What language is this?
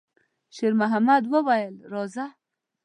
Pashto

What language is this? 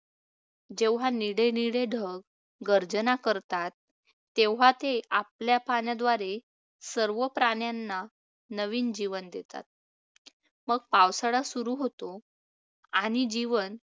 Marathi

